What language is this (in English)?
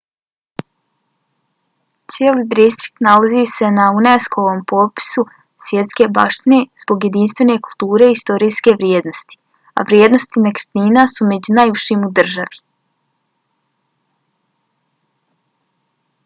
Bosnian